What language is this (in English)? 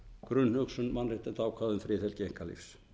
Icelandic